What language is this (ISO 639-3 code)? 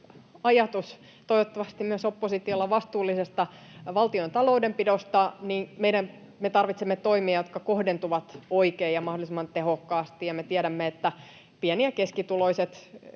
fin